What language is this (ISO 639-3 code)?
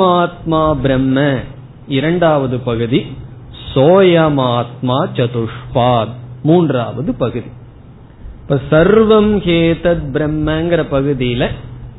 tam